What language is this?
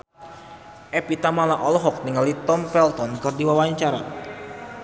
Sundanese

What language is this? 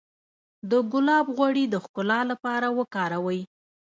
Pashto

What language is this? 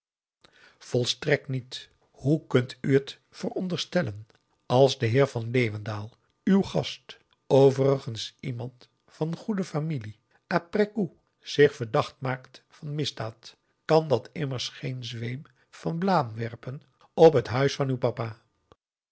Dutch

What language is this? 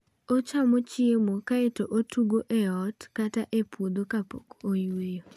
Luo (Kenya and Tanzania)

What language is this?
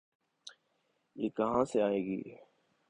Urdu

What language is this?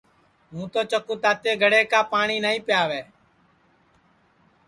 Sansi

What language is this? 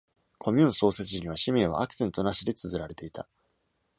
Japanese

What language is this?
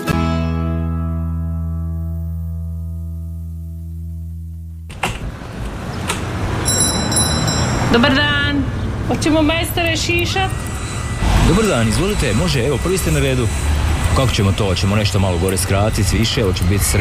Croatian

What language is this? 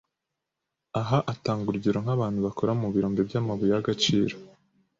Kinyarwanda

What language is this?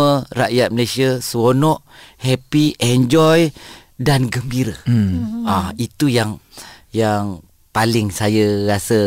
Malay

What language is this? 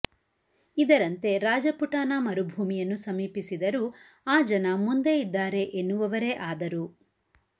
Kannada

